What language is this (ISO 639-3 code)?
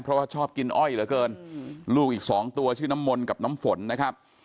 tha